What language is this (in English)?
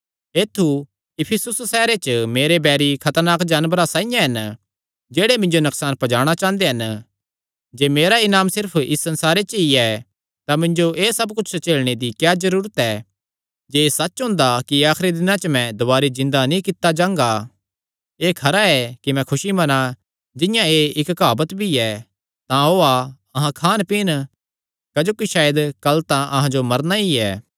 Kangri